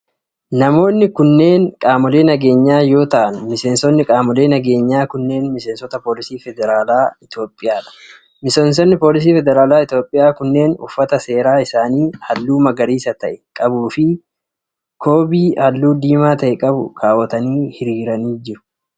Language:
Oromo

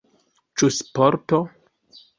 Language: Esperanto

